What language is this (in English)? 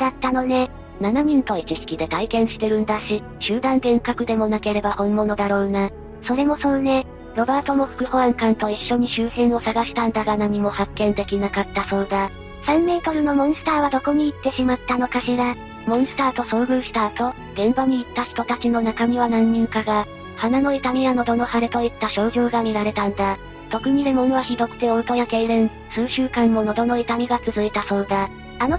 Japanese